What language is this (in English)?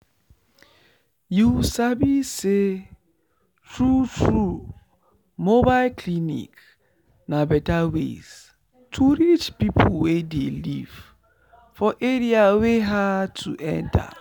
Nigerian Pidgin